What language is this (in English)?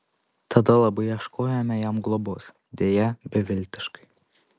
Lithuanian